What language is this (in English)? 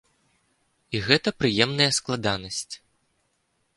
Belarusian